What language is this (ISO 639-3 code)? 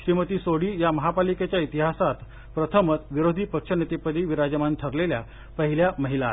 mar